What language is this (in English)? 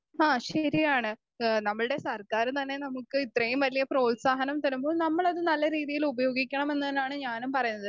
Malayalam